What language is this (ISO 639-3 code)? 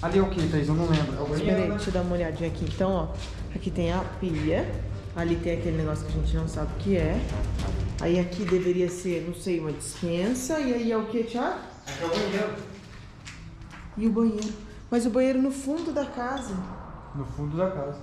por